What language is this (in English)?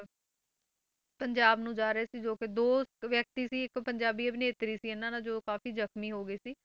Punjabi